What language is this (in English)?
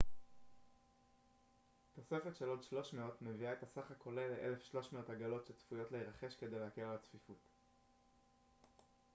Hebrew